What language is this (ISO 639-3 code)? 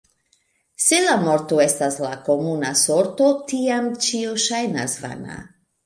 epo